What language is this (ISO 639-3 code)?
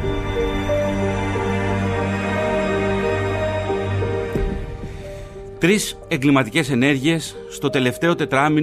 ell